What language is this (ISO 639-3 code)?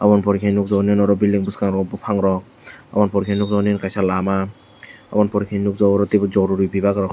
trp